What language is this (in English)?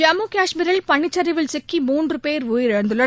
Tamil